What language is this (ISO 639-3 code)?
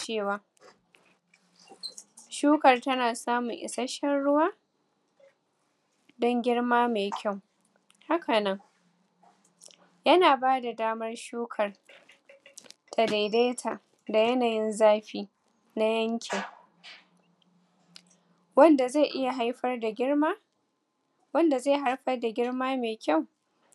hau